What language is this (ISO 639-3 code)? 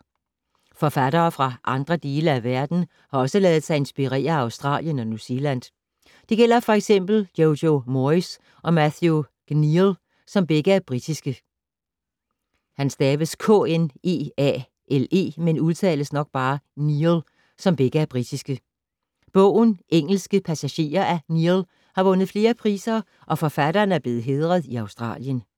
dan